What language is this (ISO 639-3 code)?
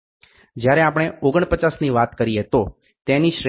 guj